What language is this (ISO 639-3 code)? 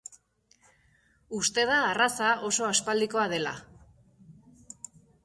eus